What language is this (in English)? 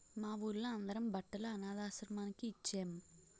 Telugu